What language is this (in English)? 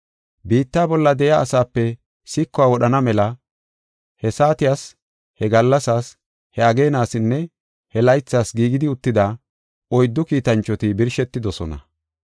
Gofa